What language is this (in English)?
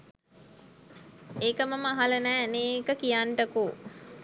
Sinhala